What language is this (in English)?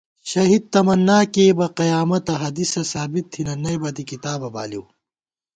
Gawar-Bati